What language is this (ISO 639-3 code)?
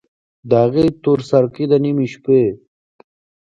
pus